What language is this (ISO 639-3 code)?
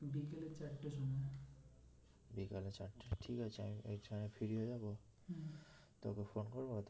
ben